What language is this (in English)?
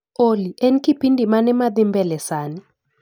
Luo (Kenya and Tanzania)